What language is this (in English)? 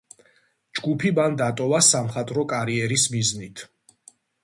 Georgian